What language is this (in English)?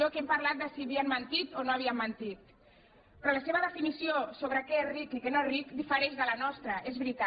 Catalan